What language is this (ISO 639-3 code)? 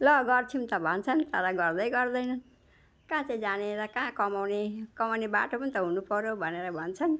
nep